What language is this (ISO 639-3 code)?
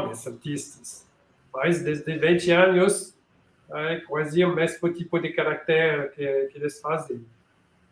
por